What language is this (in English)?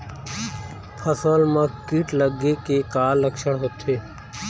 Chhattisgarhi